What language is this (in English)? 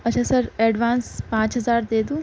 Urdu